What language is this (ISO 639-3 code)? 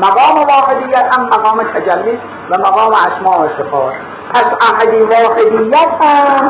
fas